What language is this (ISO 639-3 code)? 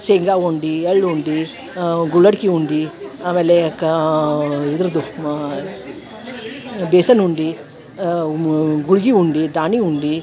kan